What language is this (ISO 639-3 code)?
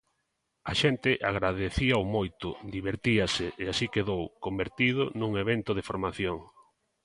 glg